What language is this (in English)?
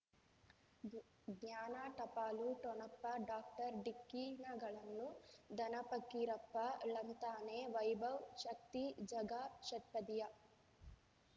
Kannada